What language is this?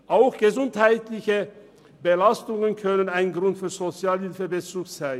Swiss German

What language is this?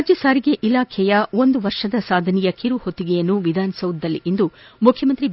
Kannada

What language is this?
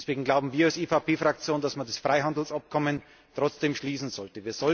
German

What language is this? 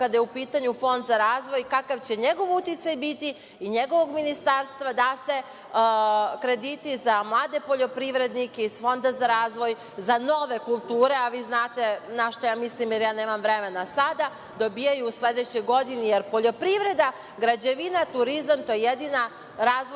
Serbian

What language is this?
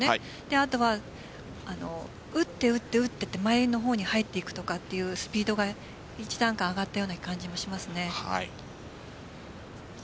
Japanese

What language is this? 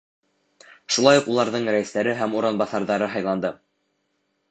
Bashkir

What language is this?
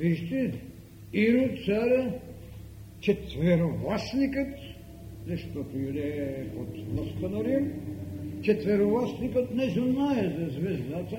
Bulgarian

